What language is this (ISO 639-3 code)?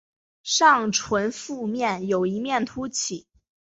zho